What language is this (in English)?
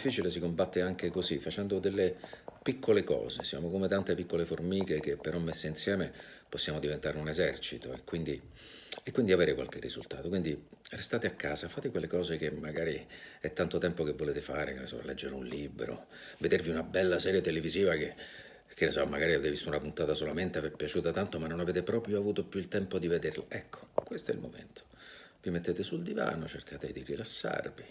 Italian